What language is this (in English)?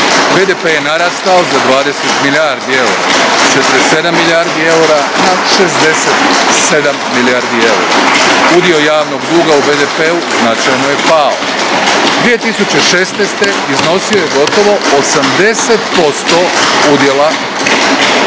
Croatian